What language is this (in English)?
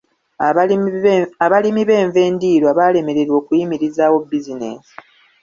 Ganda